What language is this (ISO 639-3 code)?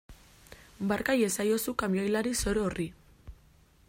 eus